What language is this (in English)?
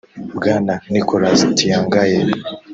Kinyarwanda